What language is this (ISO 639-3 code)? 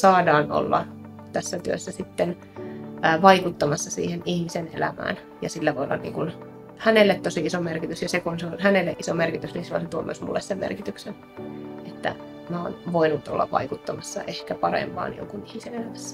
fin